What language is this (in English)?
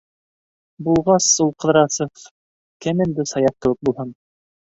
Bashkir